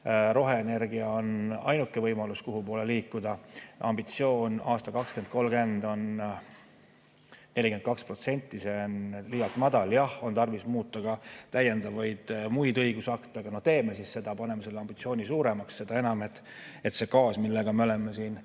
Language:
Estonian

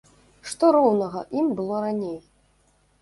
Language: Belarusian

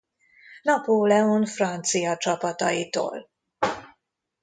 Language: Hungarian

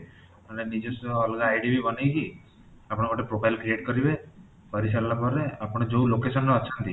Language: Odia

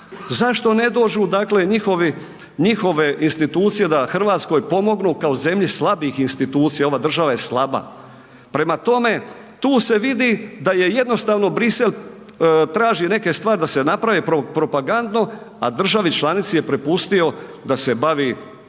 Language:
Croatian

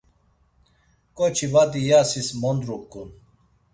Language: Laz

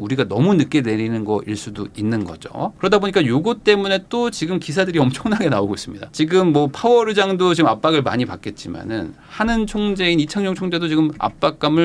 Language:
Korean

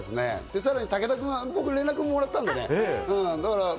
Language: Japanese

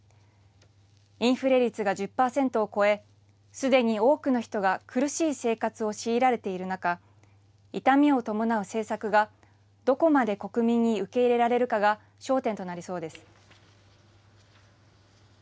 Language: Japanese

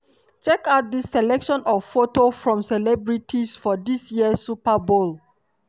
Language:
Nigerian Pidgin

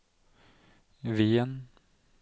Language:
Norwegian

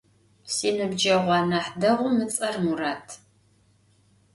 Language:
Adyghe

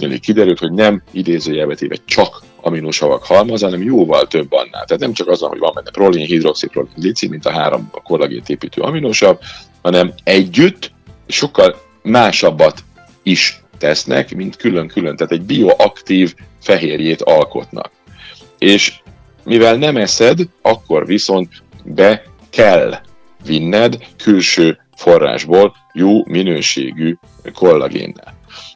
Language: Hungarian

